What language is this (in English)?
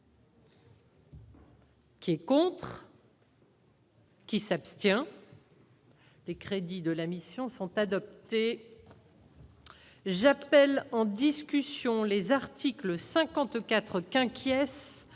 French